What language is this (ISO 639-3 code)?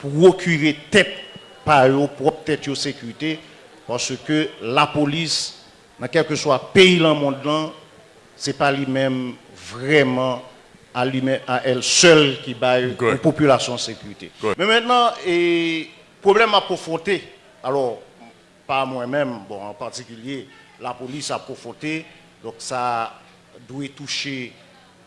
fra